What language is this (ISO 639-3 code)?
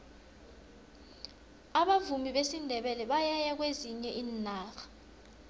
nbl